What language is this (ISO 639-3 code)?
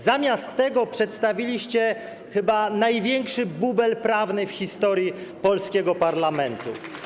pol